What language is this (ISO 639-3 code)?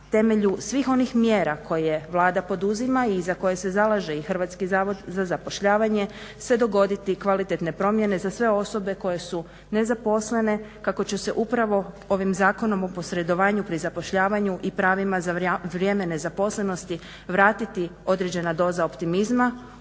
hrv